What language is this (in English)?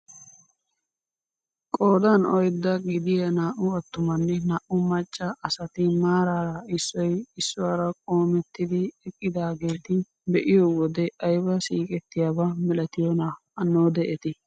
Wolaytta